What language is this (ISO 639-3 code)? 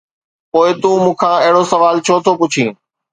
snd